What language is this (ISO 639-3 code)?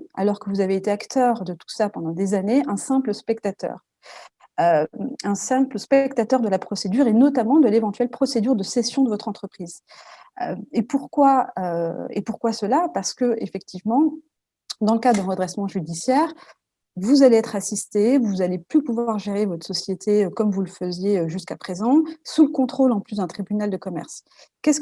fra